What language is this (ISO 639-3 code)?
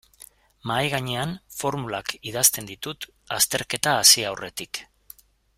eus